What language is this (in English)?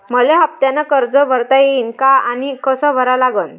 Marathi